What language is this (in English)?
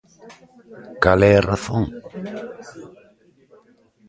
Galician